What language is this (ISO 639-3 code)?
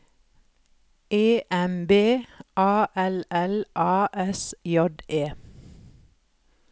nor